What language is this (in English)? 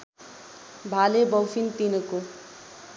Nepali